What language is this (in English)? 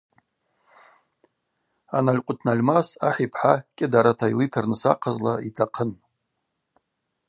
Abaza